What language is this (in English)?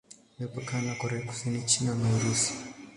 Swahili